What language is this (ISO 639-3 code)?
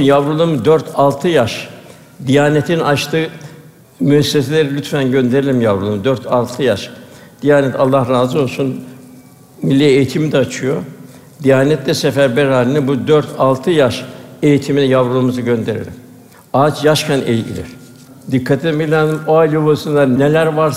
tur